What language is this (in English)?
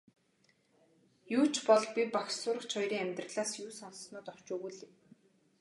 Mongolian